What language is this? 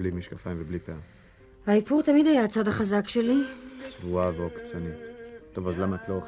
Hebrew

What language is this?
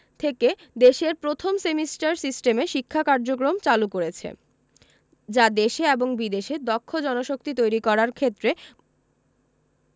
Bangla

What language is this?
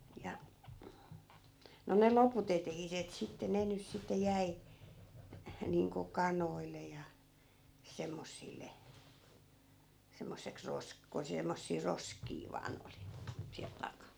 Finnish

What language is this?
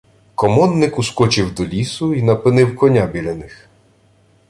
Ukrainian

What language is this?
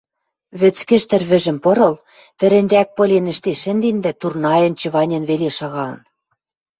Western Mari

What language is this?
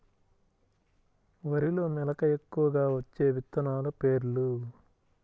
Telugu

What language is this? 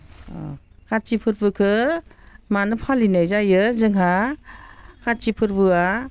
Bodo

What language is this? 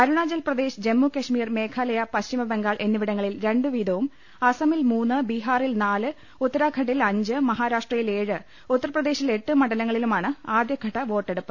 Malayalam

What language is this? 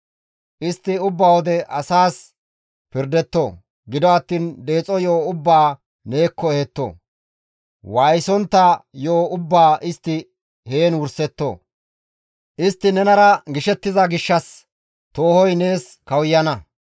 Gamo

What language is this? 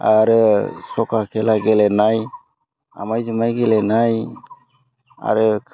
Bodo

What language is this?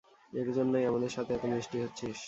Bangla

